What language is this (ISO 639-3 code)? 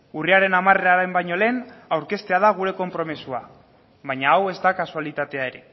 eus